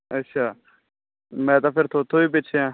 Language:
Punjabi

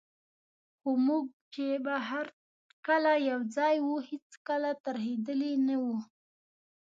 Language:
Pashto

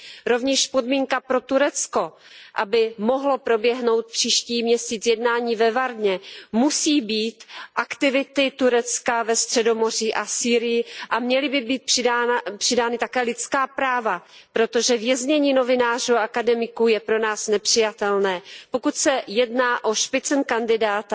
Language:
Czech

